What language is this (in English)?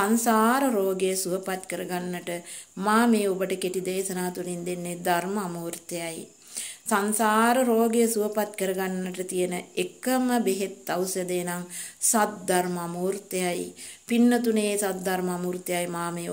Romanian